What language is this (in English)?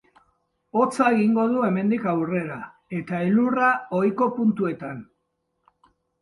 Basque